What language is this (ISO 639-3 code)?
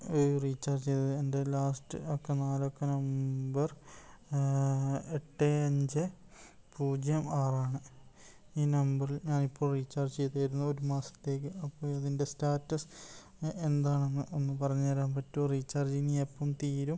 mal